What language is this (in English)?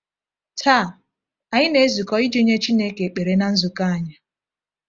Igbo